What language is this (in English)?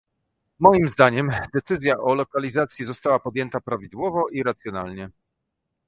Polish